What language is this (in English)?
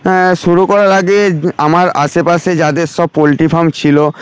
Bangla